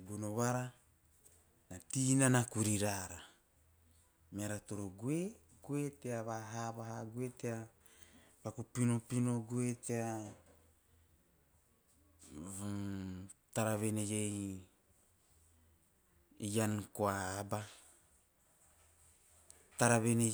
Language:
Teop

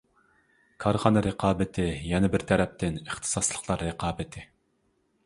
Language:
Uyghur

